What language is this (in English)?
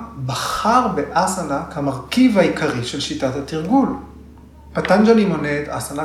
Hebrew